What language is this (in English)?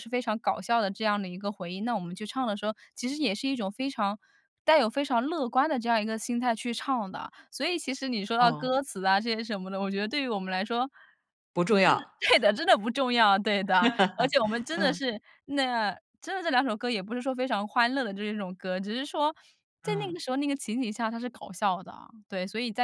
Chinese